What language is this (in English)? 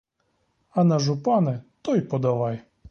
Ukrainian